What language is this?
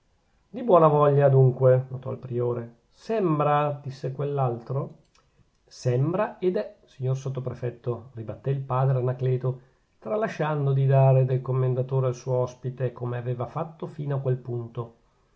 Italian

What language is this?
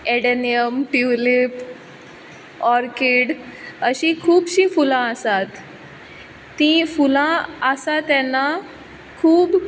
Konkani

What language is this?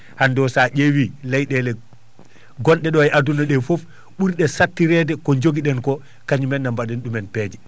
Fula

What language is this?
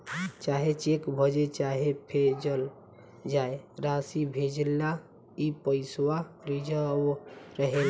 Bhojpuri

